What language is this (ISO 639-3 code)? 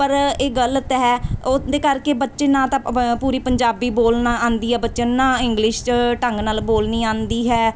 pan